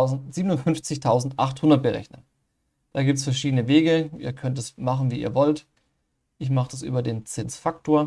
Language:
German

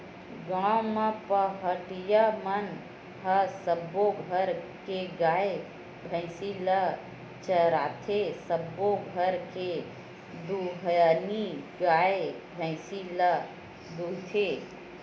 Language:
Chhattisgarhi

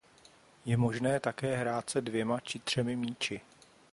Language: Czech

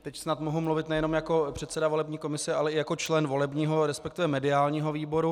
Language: Czech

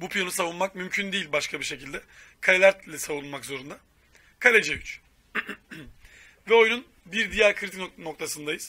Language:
Turkish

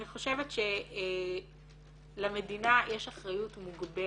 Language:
Hebrew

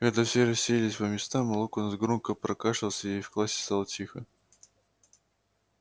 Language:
Russian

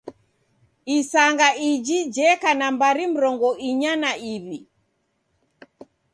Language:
Taita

